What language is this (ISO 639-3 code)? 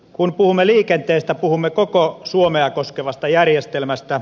fin